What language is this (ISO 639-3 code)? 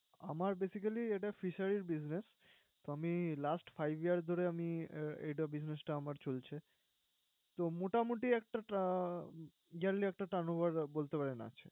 ben